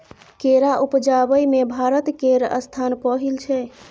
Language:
Maithili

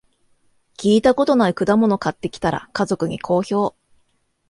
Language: Japanese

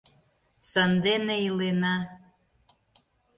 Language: Mari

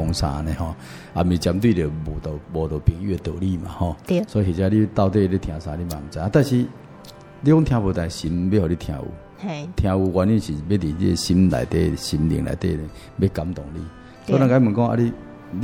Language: Chinese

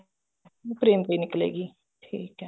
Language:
Punjabi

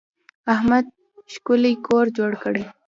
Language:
Pashto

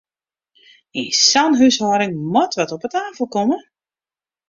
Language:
Western Frisian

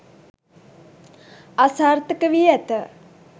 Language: Sinhala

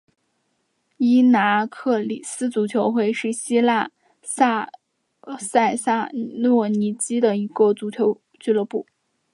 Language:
Chinese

